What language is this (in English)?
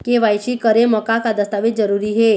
Chhattisgarhi